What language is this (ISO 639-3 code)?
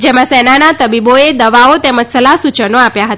guj